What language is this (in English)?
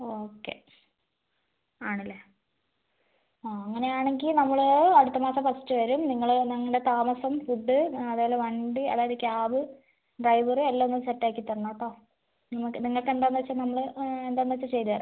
Malayalam